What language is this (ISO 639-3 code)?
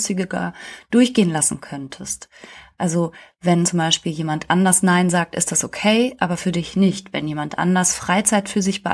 deu